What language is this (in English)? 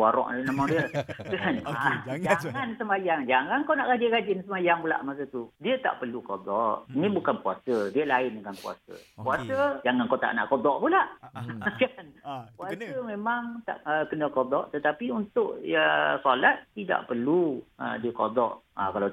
Malay